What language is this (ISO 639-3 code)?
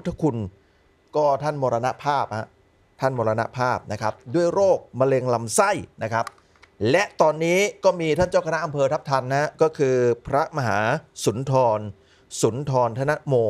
tha